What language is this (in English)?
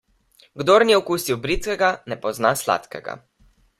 Slovenian